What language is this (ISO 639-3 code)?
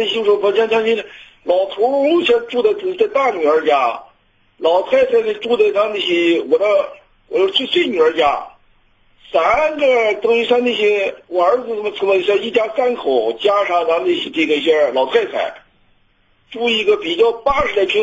zho